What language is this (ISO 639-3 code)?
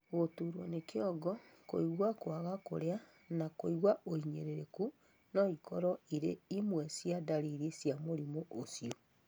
kik